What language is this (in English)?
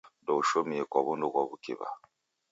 Taita